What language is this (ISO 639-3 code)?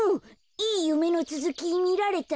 jpn